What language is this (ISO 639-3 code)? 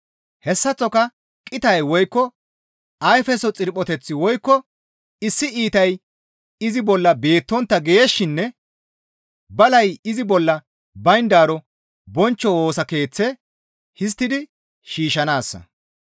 gmv